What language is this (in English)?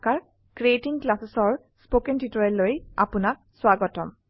Assamese